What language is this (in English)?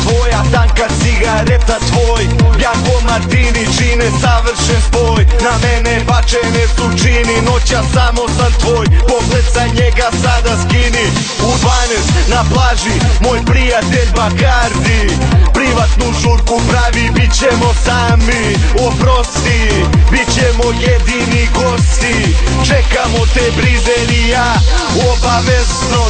Romanian